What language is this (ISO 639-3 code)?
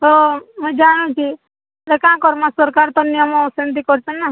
ori